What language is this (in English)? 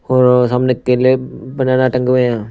Hindi